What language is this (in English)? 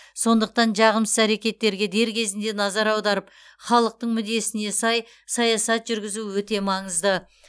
Kazakh